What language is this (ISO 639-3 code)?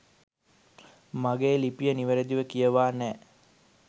sin